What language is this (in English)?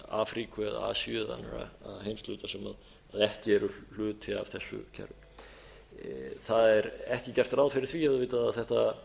Icelandic